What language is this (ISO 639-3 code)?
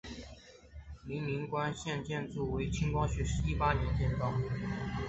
zho